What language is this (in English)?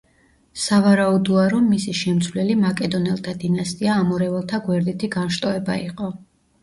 Georgian